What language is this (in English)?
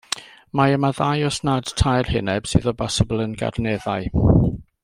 Welsh